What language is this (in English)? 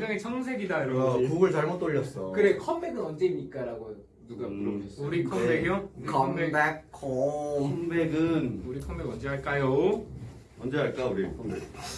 Korean